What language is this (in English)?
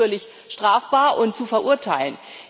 German